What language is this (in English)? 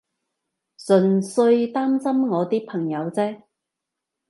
Cantonese